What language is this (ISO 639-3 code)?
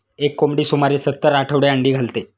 mar